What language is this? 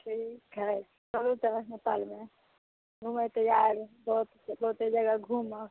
Maithili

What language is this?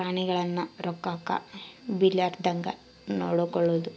Kannada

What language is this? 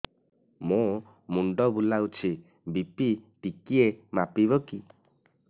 Odia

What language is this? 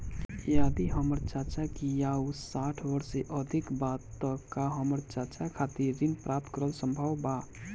Bhojpuri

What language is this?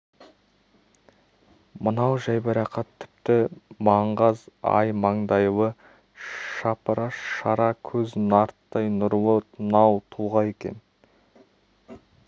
Kazakh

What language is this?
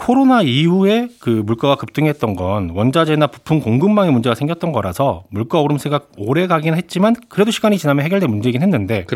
Korean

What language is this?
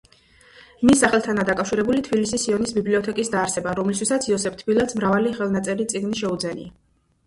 Georgian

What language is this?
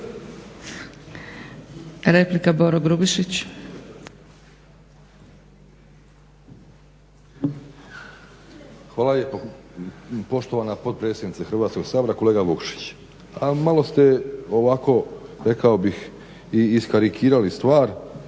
Croatian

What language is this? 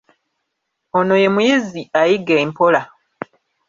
Ganda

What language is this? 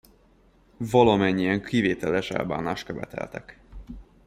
Hungarian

